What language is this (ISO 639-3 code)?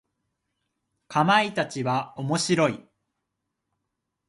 jpn